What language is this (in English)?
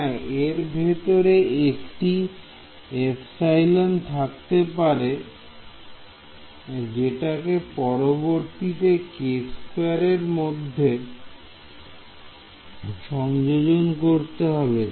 Bangla